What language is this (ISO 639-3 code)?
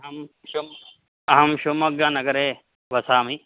san